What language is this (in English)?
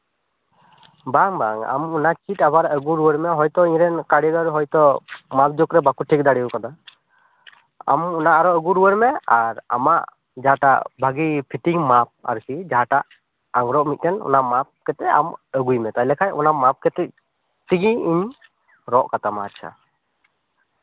Santali